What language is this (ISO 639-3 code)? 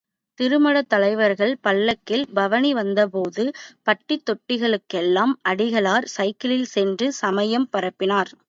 tam